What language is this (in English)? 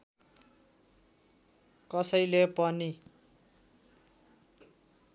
Nepali